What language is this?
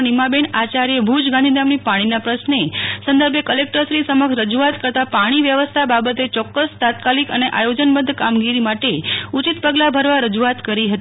Gujarati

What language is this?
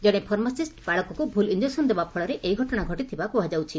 Odia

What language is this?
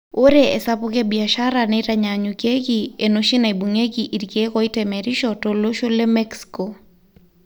Masai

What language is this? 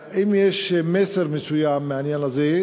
Hebrew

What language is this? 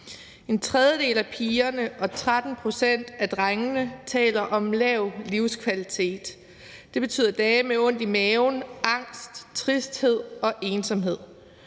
Danish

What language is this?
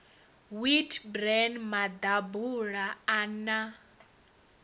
Venda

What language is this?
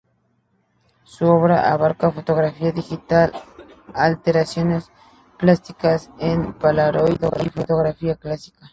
Spanish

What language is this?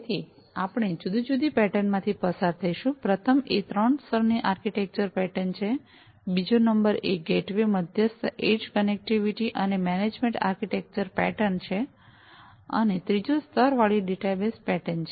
Gujarati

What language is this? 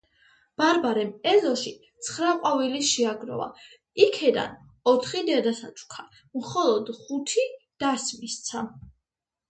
Georgian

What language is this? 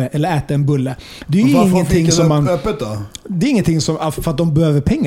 Swedish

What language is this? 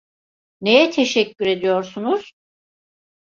Turkish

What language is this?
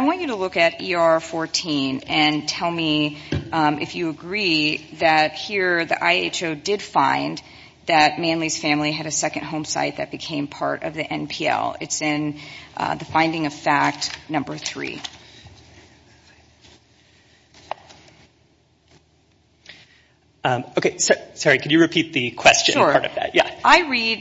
English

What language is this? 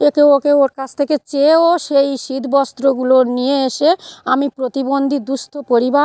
Bangla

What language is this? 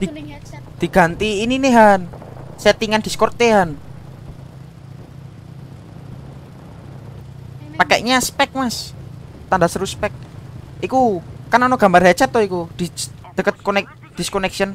Indonesian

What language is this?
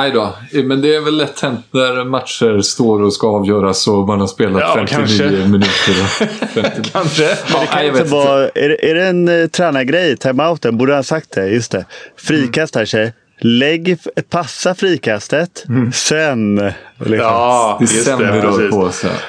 Swedish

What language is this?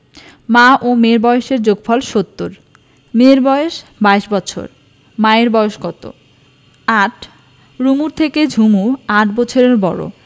Bangla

